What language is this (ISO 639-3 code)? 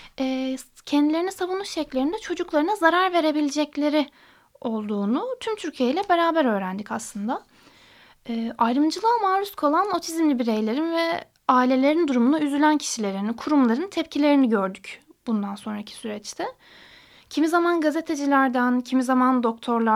tur